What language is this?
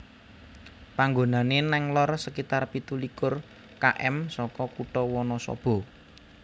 Javanese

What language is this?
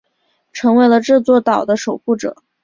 Chinese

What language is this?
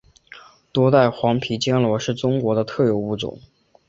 Chinese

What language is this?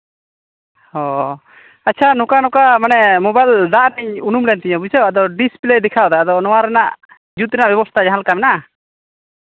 Santali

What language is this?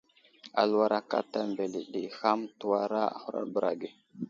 Wuzlam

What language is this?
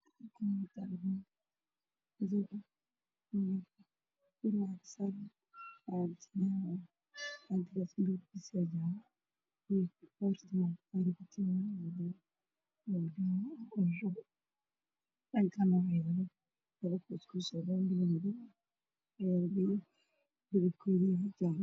Somali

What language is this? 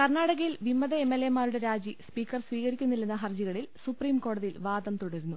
Malayalam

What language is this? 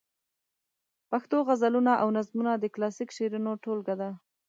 Pashto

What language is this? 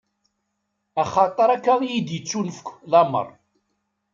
Kabyle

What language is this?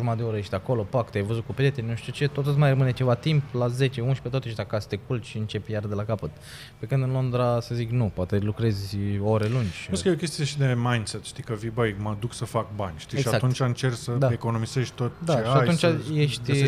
Romanian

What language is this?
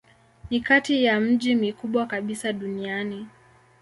Swahili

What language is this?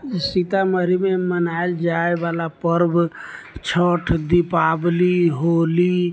Maithili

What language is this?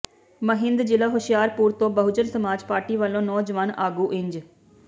Punjabi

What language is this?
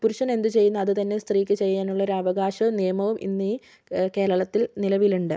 Malayalam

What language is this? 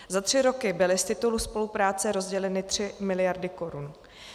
Czech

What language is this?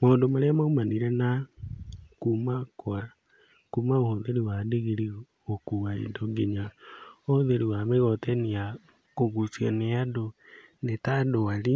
Kikuyu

